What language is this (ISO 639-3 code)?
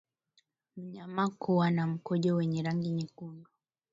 swa